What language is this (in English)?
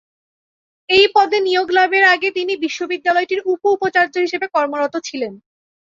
Bangla